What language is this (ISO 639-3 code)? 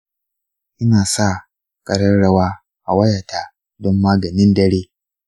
hau